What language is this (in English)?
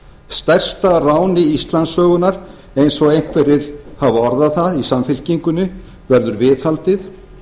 Icelandic